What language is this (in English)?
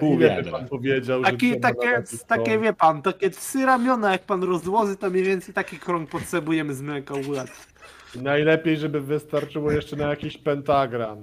Polish